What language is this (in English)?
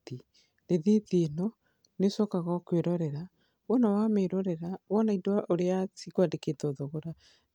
Kikuyu